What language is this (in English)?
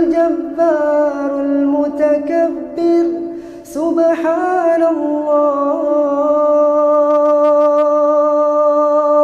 Arabic